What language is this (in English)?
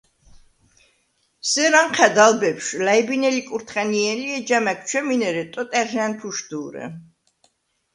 Svan